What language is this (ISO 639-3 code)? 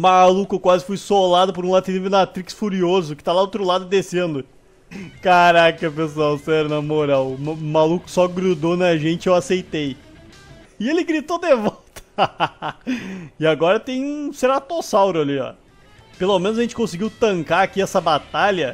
por